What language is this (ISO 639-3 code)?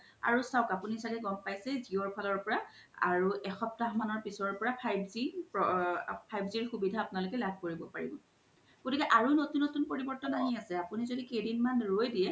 asm